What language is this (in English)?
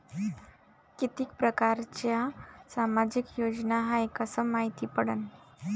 Marathi